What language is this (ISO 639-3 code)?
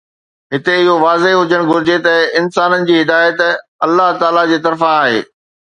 snd